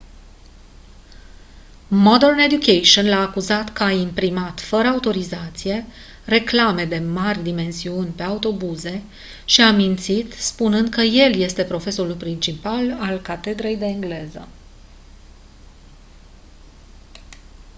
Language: Romanian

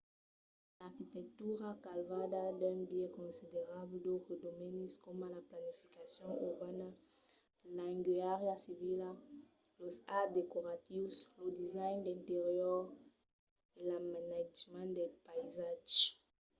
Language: Occitan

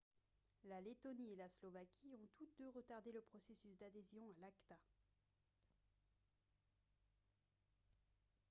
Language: French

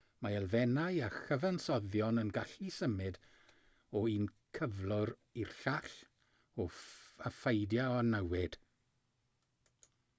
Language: Welsh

